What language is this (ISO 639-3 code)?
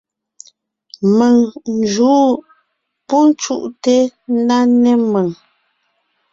nnh